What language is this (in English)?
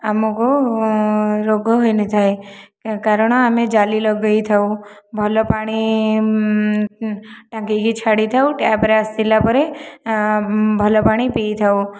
Odia